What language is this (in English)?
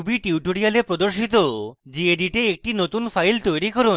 Bangla